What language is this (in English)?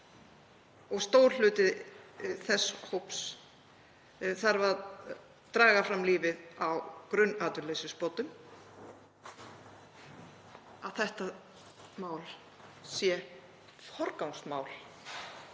Icelandic